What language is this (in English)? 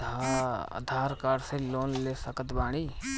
Bhojpuri